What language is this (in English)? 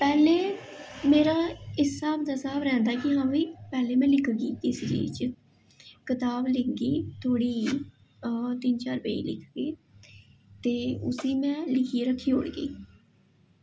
Dogri